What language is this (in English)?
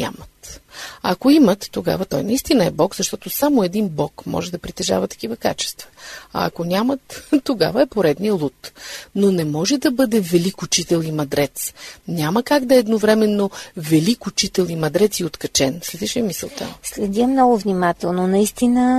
Bulgarian